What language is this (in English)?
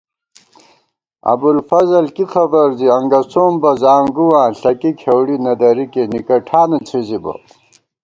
Gawar-Bati